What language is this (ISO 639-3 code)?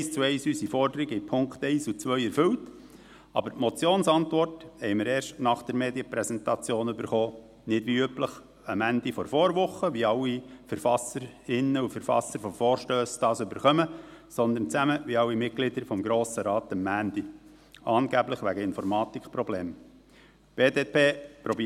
gsw